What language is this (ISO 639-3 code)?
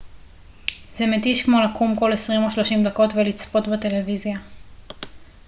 heb